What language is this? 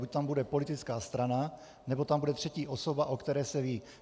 Czech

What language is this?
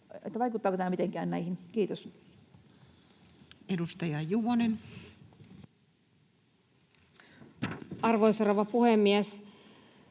Finnish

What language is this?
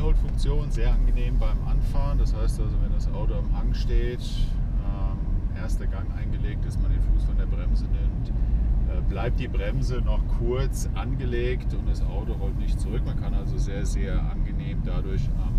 German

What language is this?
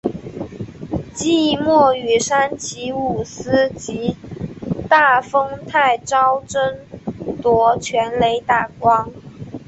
Chinese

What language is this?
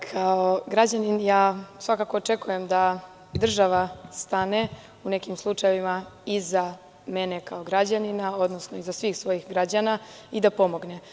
Serbian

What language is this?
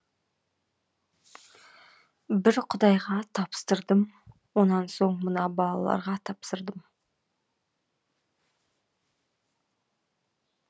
Kazakh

